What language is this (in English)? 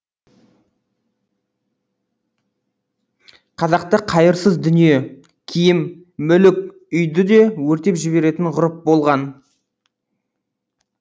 Kazakh